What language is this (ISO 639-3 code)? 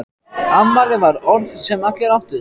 isl